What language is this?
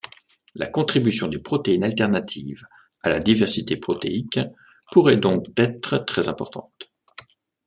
French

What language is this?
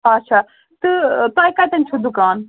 Kashmiri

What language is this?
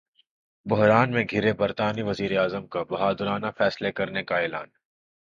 Urdu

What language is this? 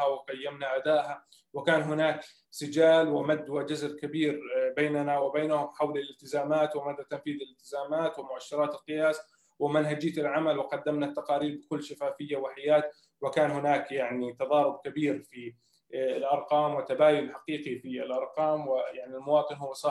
Arabic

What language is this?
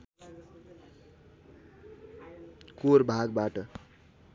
Nepali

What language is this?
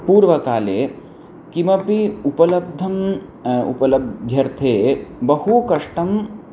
Sanskrit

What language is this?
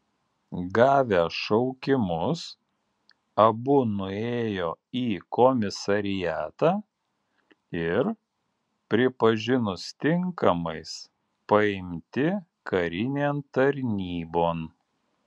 Lithuanian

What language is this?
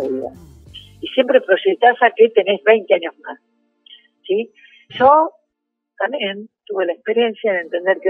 Spanish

